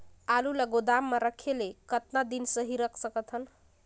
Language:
Chhattisgarhi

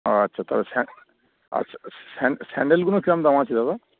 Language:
Bangla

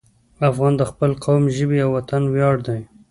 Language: Pashto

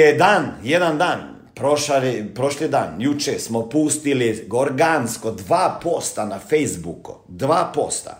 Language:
Croatian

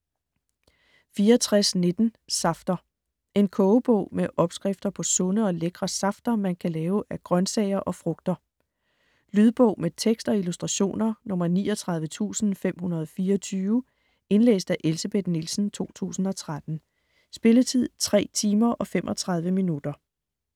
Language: Danish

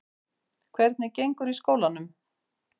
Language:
Icelandic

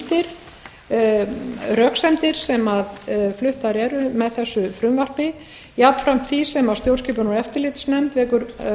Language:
Icelandic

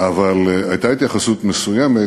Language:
Hebrew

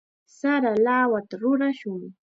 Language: Chiquián Ancash Quechua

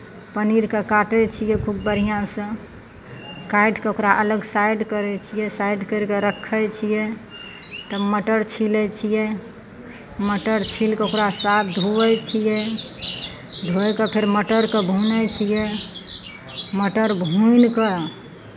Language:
Maithili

